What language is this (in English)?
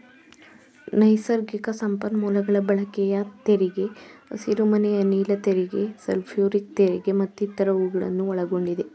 Kannada